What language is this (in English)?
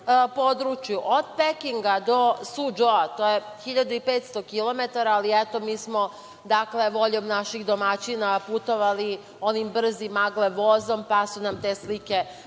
Serbian